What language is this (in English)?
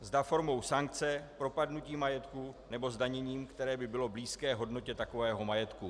Czech